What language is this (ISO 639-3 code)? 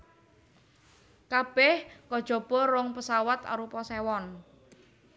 jav